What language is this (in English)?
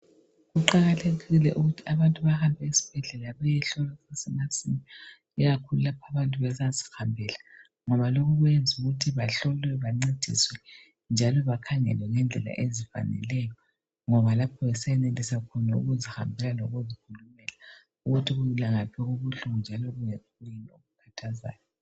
North Ndebele